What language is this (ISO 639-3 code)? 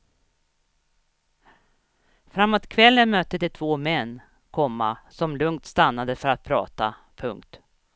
swe